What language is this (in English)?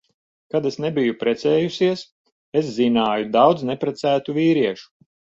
Latvian